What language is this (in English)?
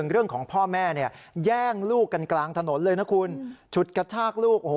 Thai